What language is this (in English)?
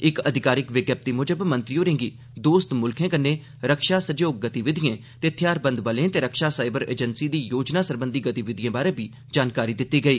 Dogri